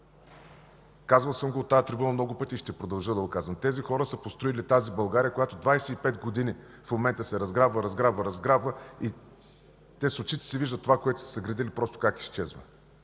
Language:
Bulgarian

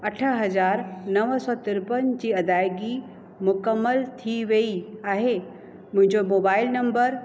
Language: Sindhi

